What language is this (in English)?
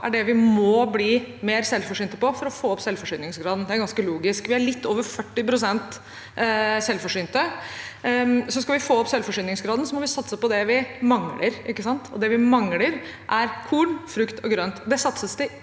Norwegian